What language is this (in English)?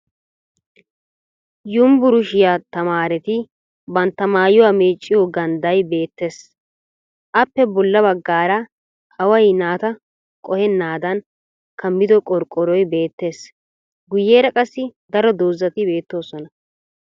Wolaytta